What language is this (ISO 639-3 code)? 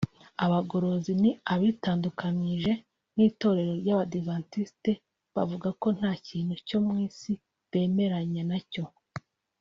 kin